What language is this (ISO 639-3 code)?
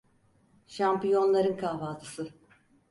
tur